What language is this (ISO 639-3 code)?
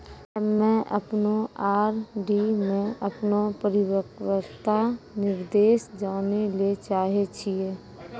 mai